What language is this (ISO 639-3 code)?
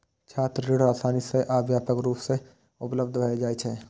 mai